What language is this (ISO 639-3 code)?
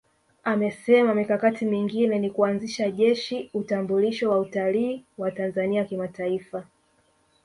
swa